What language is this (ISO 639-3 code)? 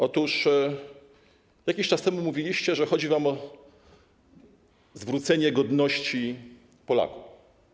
pol